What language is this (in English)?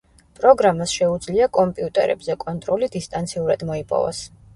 Georgian